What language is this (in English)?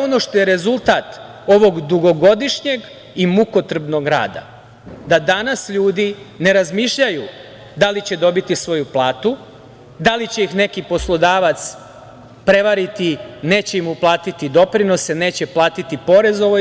Serbian